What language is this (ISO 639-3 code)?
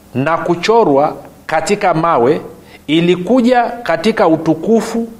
swa